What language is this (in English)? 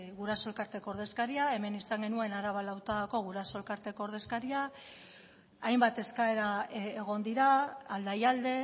Basque